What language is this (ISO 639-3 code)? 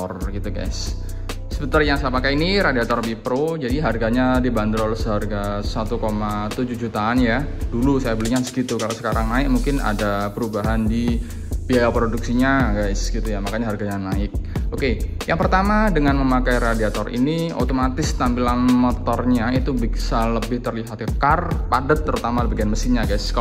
ind